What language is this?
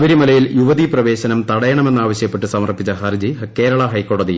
Malayalam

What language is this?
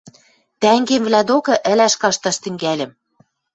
Western Mari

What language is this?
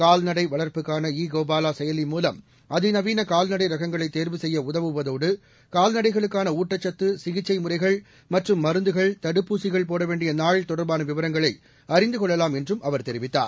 Tamil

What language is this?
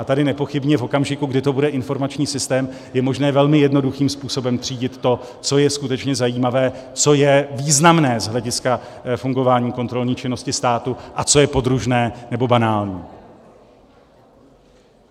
Czech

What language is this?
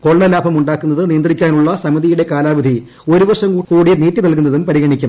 Malayalam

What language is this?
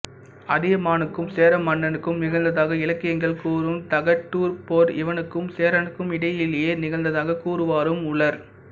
Tamil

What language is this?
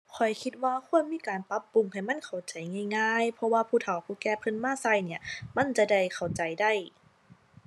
Thai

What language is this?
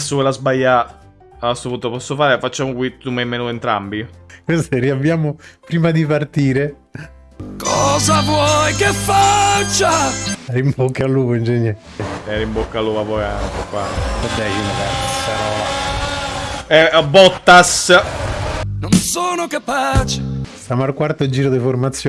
Italian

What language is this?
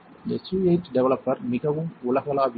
Tamil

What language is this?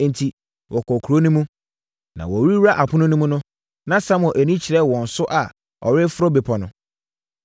Akan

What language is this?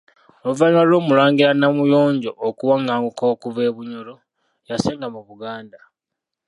Ganda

